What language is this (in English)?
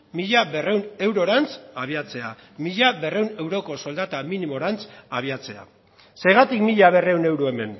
Basque